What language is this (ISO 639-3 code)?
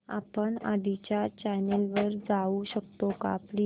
mar